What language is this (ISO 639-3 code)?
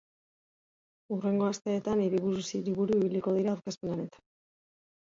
eus